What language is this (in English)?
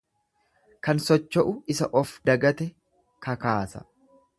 Oromo